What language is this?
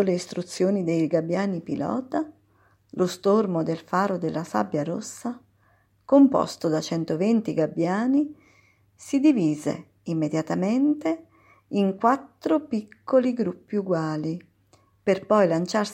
Italian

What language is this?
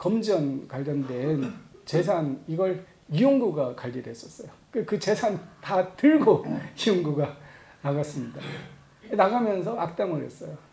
Korean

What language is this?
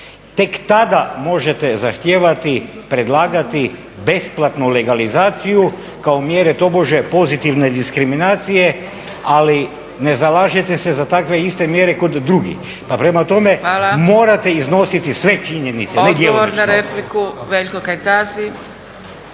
Croatian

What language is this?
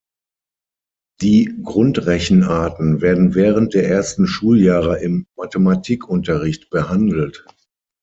German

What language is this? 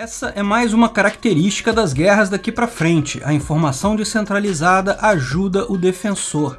Portuguese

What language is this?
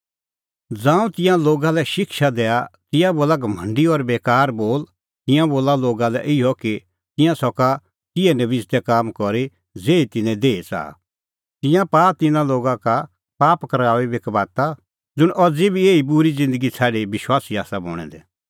Kullu Pahari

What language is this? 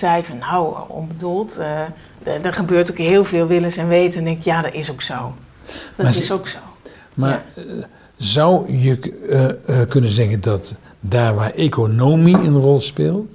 Dutch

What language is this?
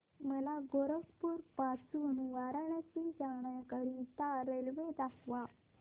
Marathi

